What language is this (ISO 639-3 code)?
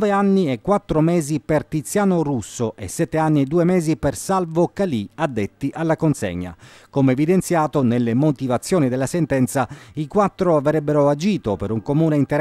ita